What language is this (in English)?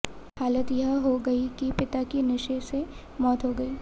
Hindi